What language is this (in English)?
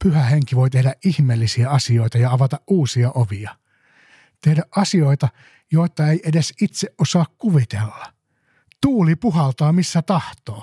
Finnish